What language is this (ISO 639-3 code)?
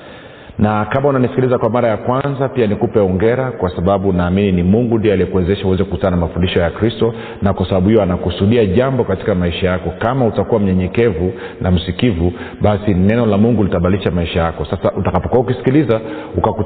swa